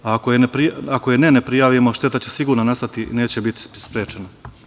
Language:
Serbian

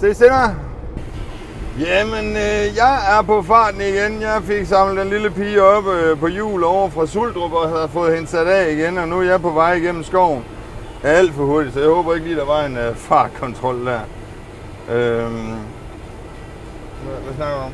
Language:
Danish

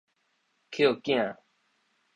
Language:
Min Nan Chinese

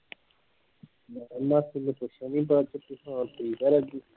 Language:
Punjabi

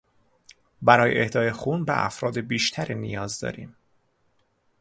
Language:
Persian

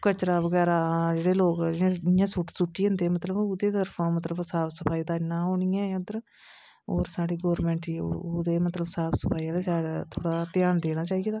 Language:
Dogri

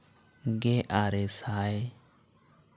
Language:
Santali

